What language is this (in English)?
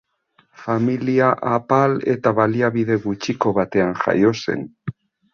Basque